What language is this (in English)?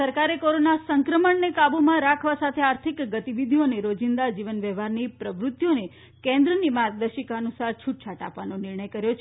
Gujarati